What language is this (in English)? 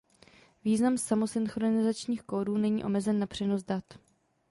Czech